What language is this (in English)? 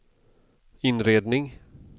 Swedish